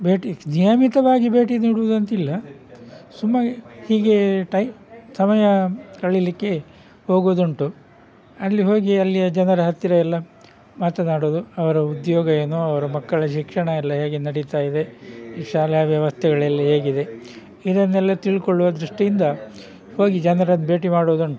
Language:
Kannada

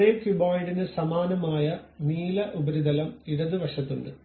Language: Malayalam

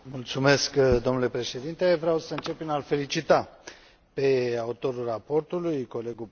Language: Romanian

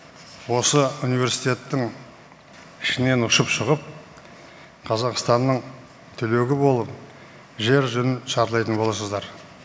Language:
Kazakh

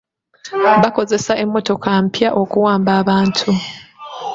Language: Ganda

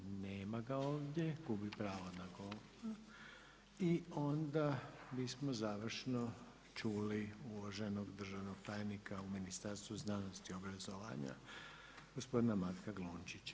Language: Croatian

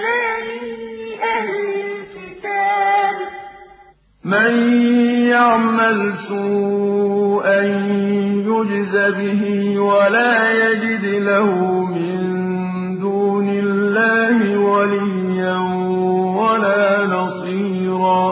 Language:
Arabic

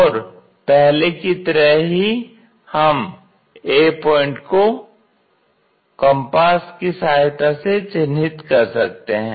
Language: Hindi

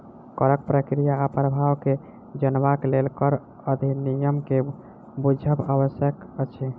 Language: Maithili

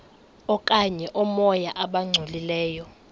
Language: Xhosa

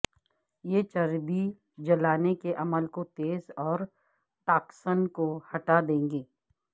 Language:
Urdu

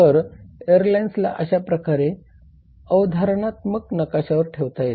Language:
Marathi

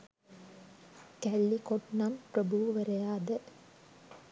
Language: Sinhala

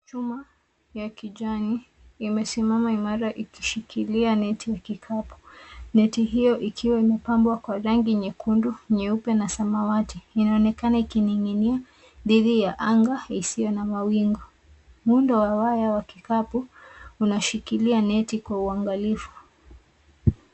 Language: Swahili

